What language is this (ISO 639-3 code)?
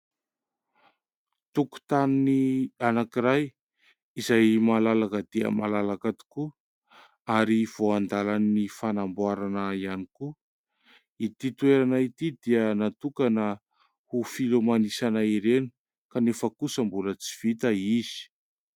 mlg